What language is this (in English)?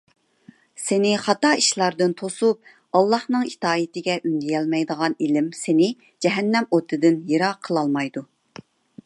Uyghur